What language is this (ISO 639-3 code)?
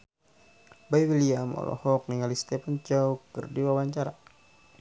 sun